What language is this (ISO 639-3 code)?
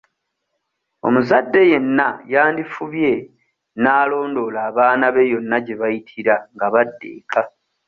lug